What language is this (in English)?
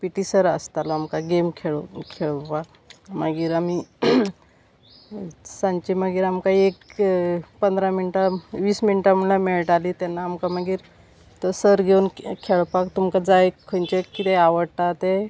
Konkani